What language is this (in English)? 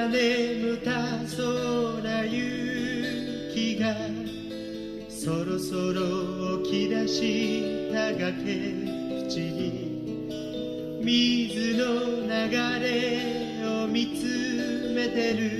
Japanese